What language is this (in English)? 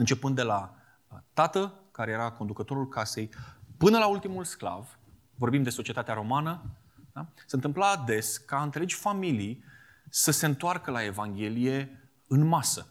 Romanian